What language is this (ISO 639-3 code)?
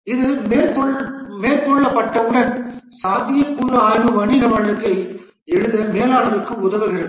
tam